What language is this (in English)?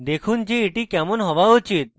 Bangla